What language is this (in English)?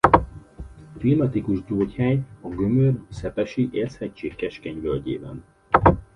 Hungarian